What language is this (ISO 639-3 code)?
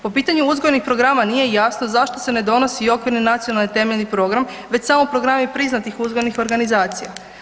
hrv